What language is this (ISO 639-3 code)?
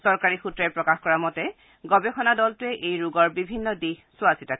asm